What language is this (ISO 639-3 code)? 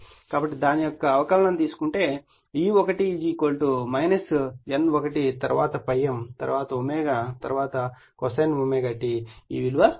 tel